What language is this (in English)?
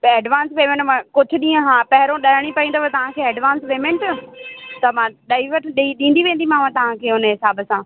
Sindhi